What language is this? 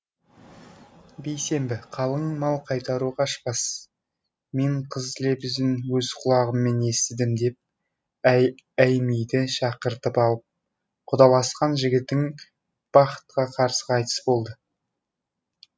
Kazakh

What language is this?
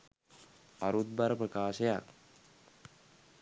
Sinhala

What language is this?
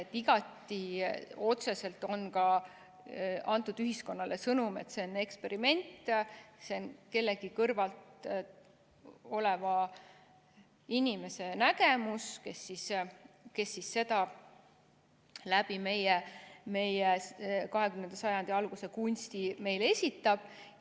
Estonian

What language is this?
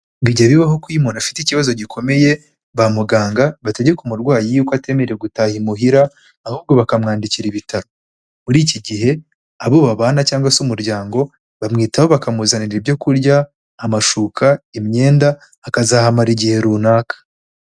Kinyarwanda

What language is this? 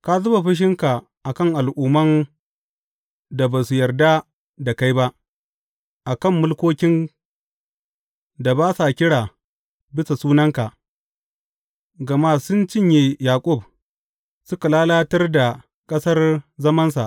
Hausa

